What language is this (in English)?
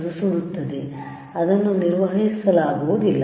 Kannada